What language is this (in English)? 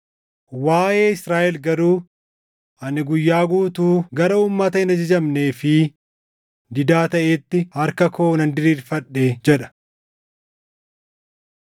Oromo